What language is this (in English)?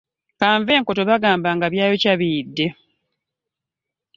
Ganda